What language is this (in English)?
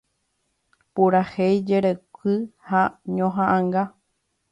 Guarani